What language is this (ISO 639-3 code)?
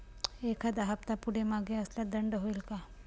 mar